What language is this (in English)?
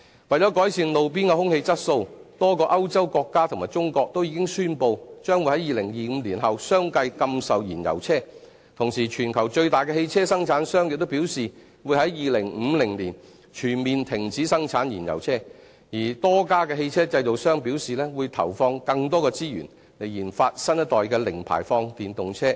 Cantonese